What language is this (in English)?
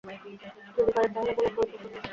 Bangla